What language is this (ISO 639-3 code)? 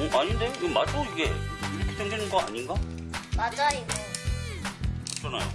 kor